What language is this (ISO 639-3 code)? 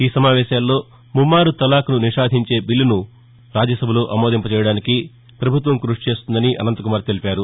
tel